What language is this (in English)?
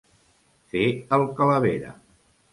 Catalan